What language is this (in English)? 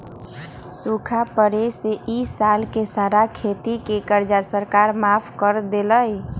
Magahi